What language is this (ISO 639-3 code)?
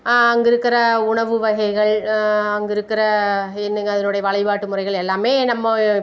tam